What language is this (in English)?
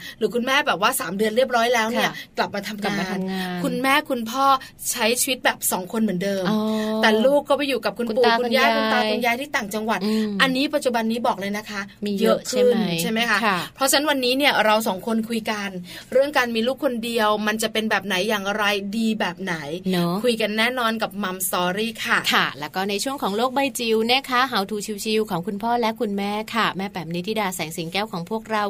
Thai